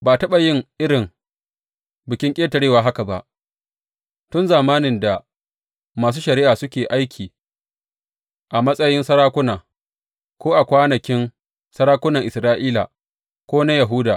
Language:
Hausa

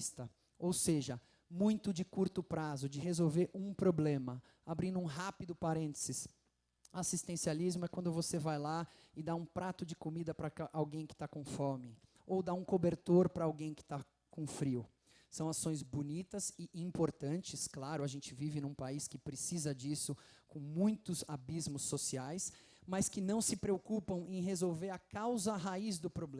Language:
Portuguese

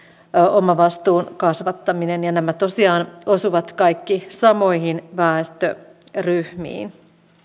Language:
Finnish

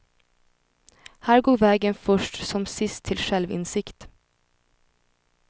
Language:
Swedish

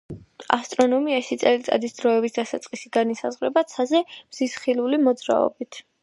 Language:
Georgian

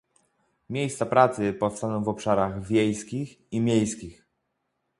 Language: Polish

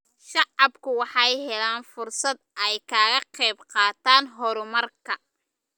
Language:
Somali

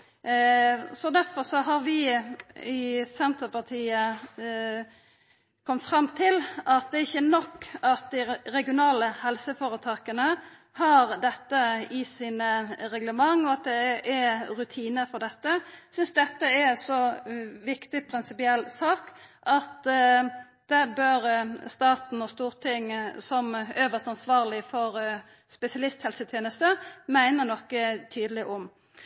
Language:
Norwegian Nynorsk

